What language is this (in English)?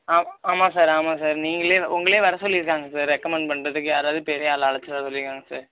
Tamil